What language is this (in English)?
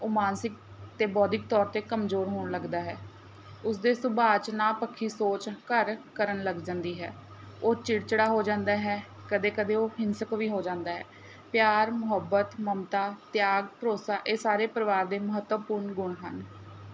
Punjabi